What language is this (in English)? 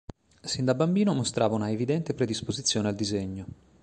Italian